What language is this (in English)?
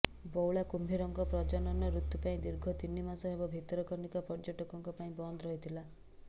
Odia